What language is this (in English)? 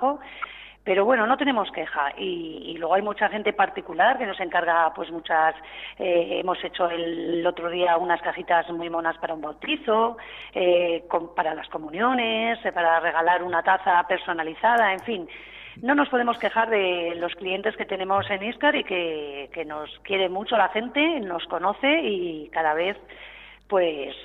Spanish